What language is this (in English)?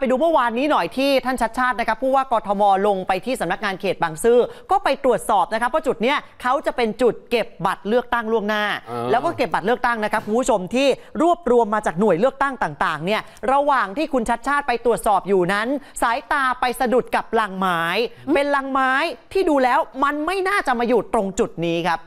Thai